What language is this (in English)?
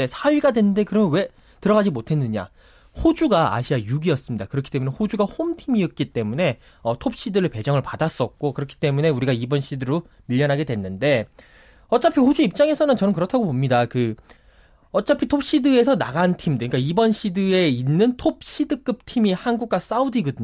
Korean